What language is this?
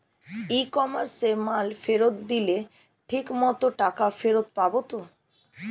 Bangla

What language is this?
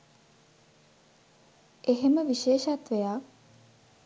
Sinhala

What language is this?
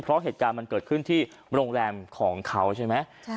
Thai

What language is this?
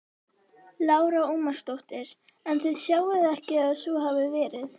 Icelandic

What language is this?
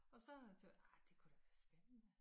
Danish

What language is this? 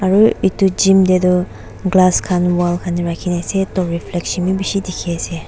Naga Pidgin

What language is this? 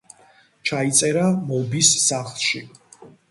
Georgian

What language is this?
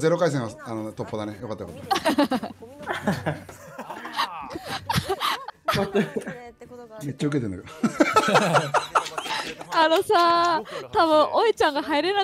Japanese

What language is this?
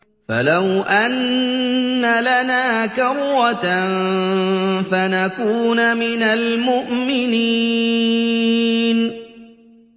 Arabic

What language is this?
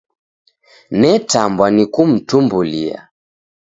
Taita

